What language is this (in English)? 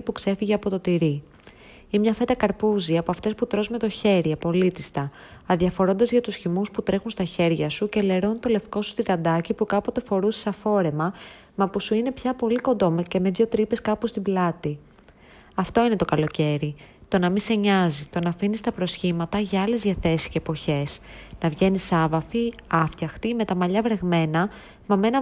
Greek